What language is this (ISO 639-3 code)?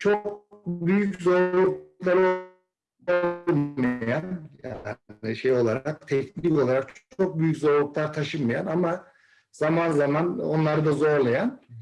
tur